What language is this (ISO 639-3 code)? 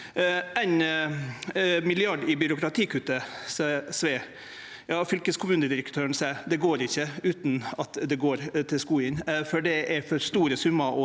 nor